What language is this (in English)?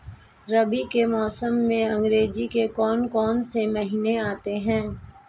Hindi